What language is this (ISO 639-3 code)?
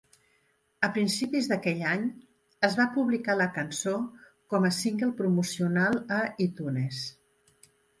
cat